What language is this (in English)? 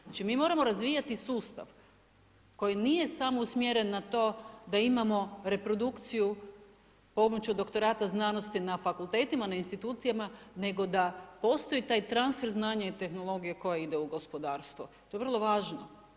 Croatian